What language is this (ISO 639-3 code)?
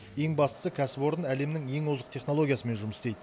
kaz